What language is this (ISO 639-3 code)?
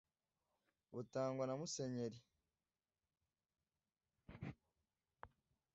kin